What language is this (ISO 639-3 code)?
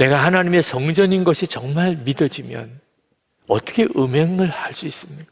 kor